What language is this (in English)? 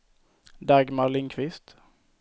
Swedish